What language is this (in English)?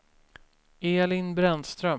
Swedish